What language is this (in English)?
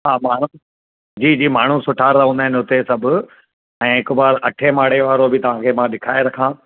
Sindhi